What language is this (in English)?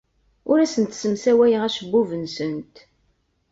Kabyle